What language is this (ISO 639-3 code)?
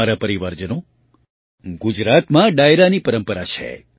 guj